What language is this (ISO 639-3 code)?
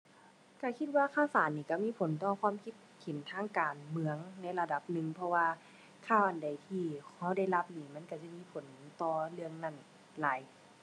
tha